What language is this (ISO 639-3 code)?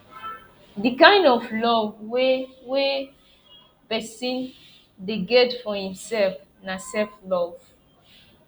pcm